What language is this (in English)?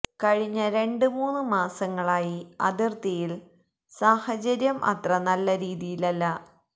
Malayalam